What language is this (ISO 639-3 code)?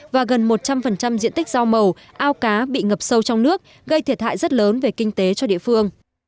vie